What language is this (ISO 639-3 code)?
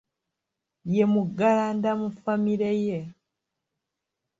lug